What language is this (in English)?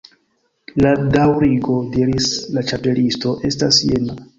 Esperanto